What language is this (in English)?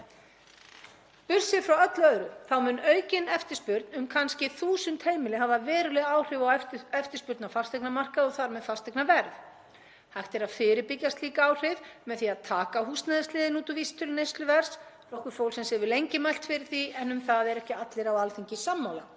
Icelandic